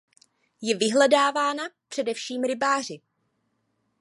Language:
Czech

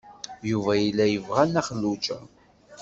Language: Kabyle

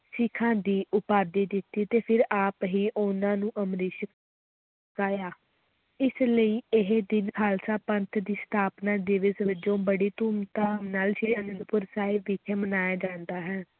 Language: Punjabi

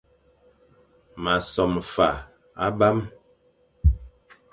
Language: Fang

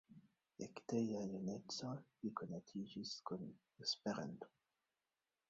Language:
Esperanto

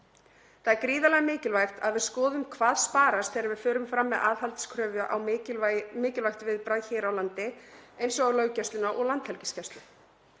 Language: Icelandic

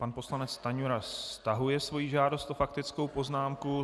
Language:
Czech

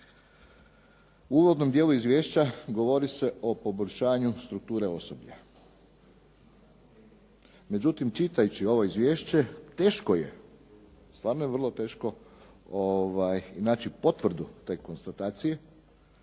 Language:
Croatian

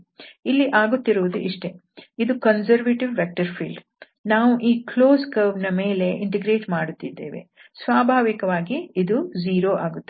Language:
Kannada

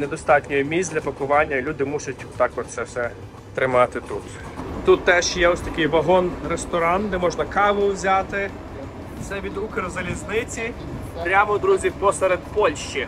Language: Ukrainian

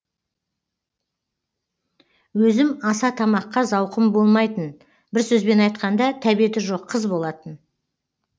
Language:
Kazakh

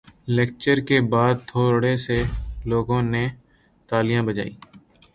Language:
Urdu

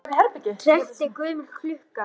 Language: Icelandic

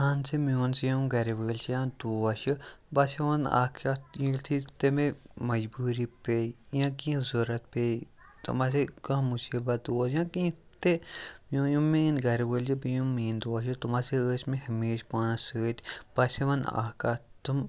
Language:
Kashmiri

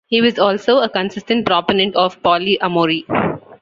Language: English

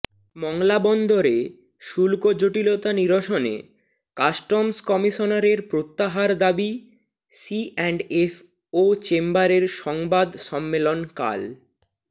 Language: Bangla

